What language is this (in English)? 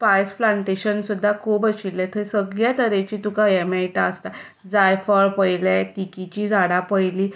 Konkani